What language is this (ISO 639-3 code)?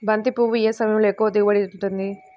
tel